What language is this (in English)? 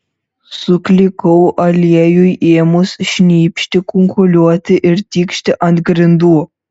Lithuanian